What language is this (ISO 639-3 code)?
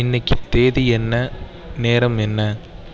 tam